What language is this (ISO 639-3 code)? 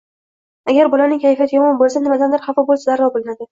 uzb